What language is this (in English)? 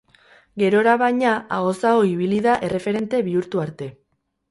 Basque